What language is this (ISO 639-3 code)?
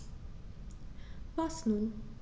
deu